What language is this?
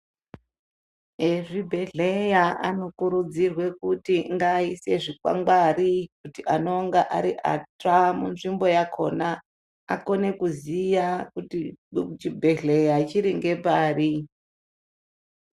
Ndau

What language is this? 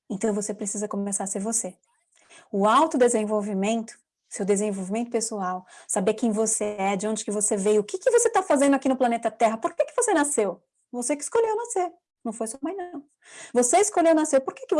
Portuguese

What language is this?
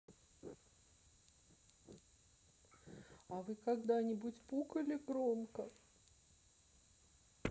Russian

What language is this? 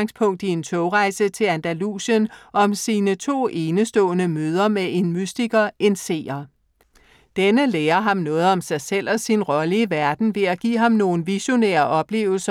Danish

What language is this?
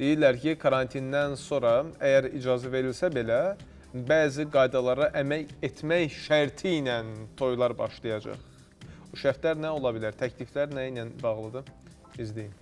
Turkish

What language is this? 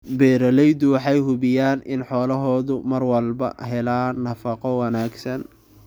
Somali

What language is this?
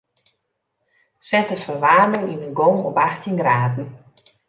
Western Frisian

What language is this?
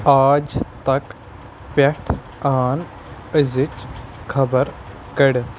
Kashmiri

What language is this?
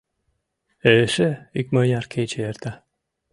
Mari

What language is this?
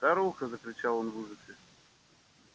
Russian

